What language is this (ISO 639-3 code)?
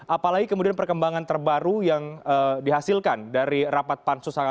ind